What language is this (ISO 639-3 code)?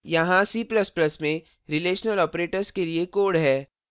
hin